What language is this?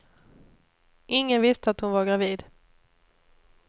Swedish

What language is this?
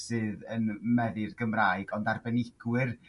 Welsh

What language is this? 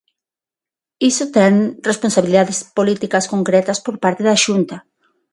Galician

